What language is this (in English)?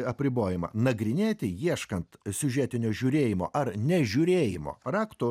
Lithuanian